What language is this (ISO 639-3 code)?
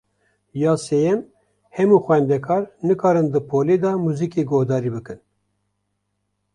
kur